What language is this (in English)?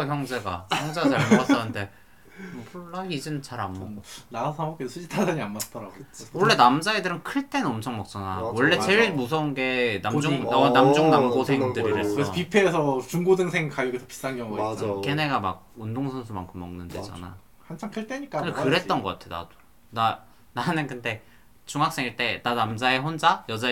Korean